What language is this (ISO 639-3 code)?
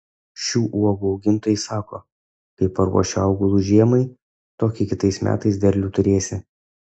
lit